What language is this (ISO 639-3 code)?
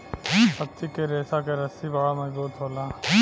bho